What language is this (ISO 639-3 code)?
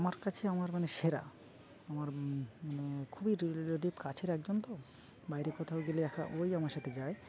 ben